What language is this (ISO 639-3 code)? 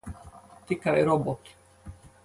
lav